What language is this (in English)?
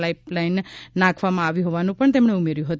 Gujarati